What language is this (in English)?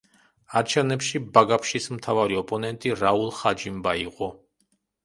Georgian